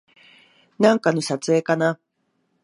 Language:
Japanese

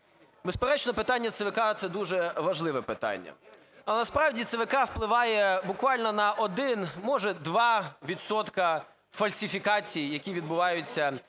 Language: Ukrainian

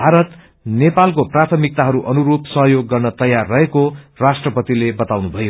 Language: Nepali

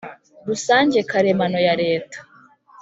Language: Kinyarwanda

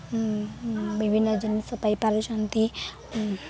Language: Odia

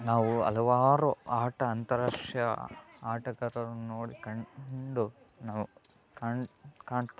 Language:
Kannada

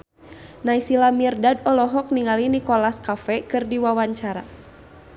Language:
Sundanese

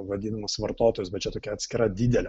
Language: Lithuanian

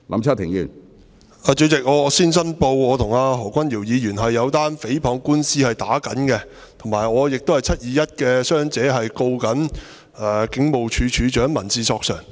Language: Cantonese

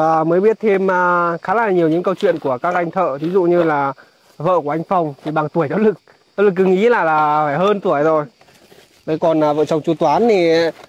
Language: Vietnamese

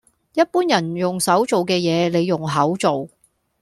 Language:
Cantonese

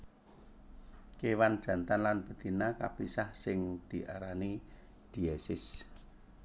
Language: Javanese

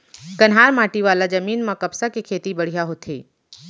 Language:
Chhattisgarhi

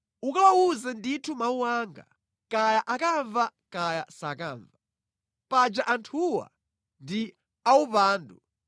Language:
Nyanja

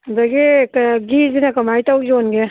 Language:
Manipuri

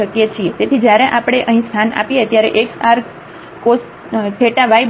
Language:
Gujarati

